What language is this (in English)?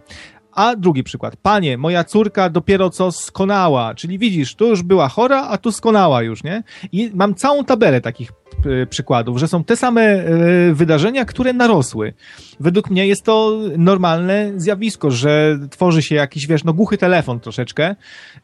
Polish